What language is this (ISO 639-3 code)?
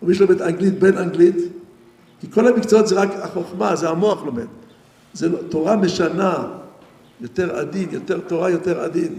heb